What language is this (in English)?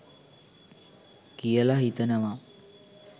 Sinhala